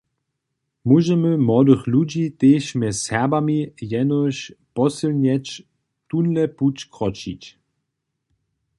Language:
Upper Sorbian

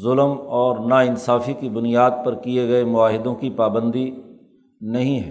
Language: Urdu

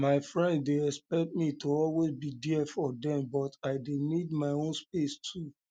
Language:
Nigerian Pidgin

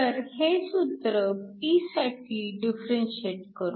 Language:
Marathi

